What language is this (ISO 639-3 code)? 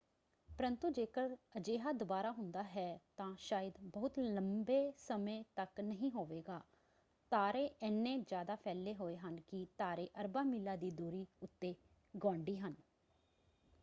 pan